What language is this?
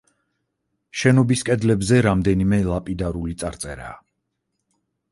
Georgian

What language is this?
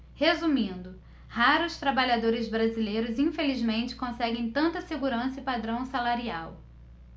Portuguese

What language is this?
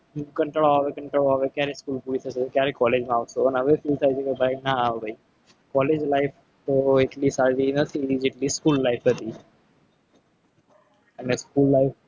Gujarati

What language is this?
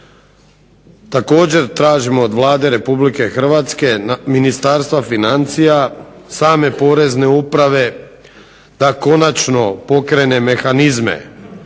Croatian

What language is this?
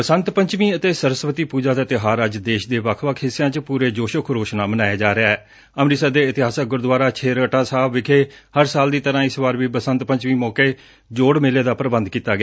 Punjabi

